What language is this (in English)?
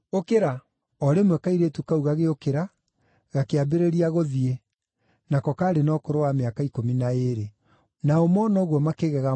Kikuyu